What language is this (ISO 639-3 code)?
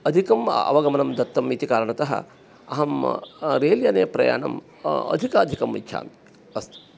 san